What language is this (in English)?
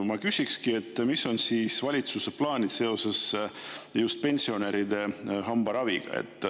Estonian